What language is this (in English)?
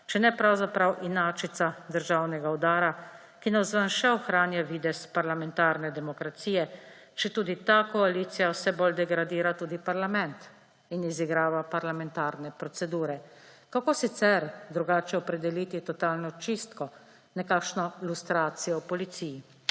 Slovenian